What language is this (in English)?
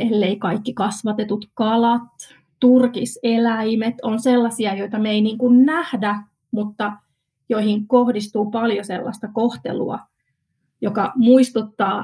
Finnish